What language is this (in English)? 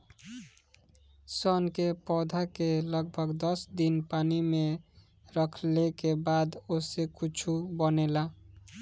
Bhojpuri